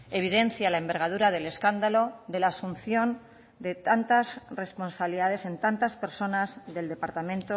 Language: Spanish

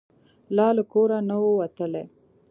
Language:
Pashto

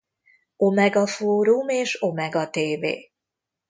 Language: Hungarian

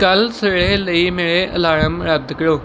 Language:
Punjabi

